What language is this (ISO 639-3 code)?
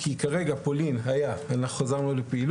heb